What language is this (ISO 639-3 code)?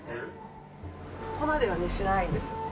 jpn